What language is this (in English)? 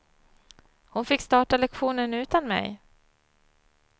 Swedish